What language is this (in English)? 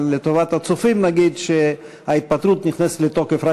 Hebrew